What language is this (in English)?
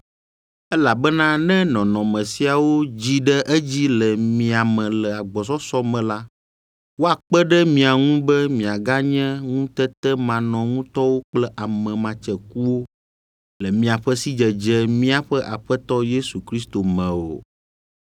Ewe